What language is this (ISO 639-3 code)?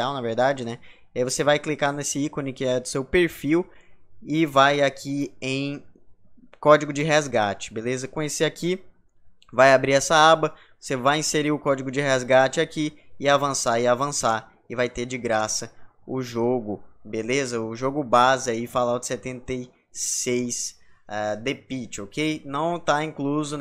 por